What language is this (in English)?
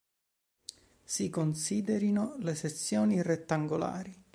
Italian